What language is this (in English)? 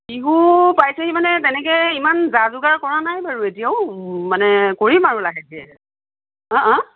Assamese